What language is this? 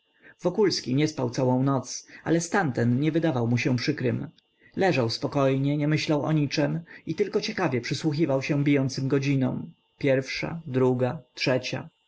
Polish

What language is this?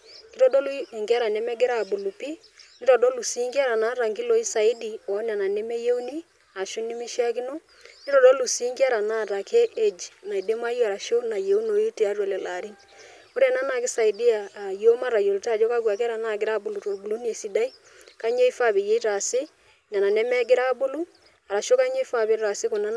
Masai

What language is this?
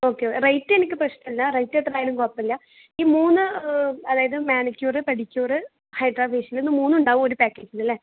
Malayalam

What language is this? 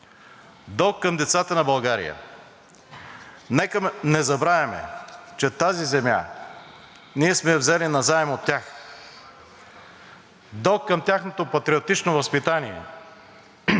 Bulgarian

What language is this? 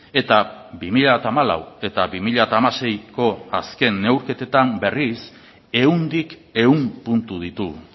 Basque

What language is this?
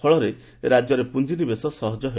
Odia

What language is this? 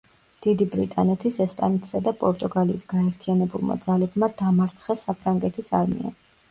Georgian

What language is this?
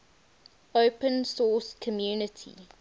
English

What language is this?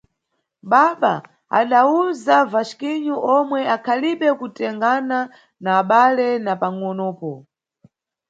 Nyungwe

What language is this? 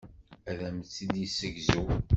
Kabyle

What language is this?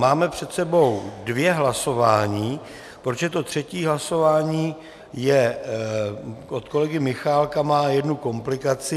Czech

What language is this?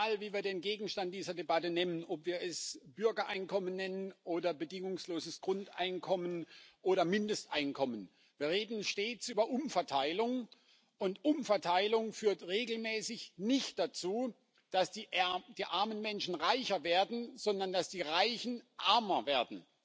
German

